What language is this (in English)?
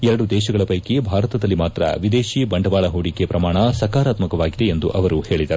Kannada